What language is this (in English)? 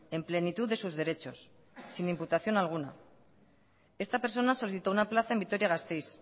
Spanish